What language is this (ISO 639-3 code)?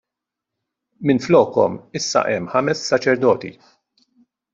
mlt